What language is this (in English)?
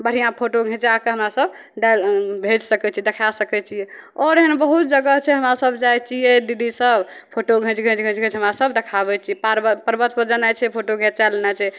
Maithili